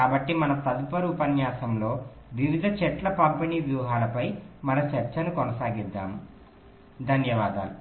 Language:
Telugu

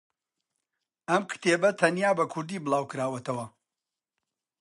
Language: Central Kurdish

